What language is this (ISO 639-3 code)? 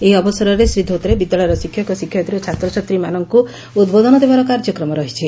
ori